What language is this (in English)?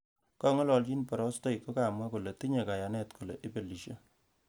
Kalenjin